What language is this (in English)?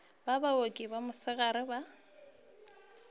Northern Sotho